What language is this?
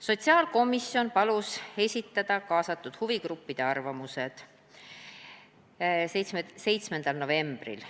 Estonian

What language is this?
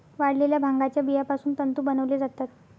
Marathi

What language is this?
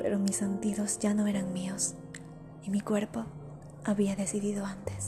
Spanish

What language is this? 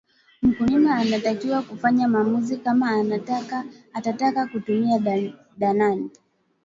Swahili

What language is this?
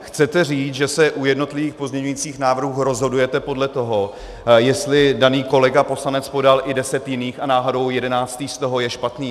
Czech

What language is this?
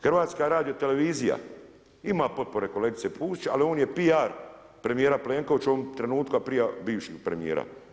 Croatian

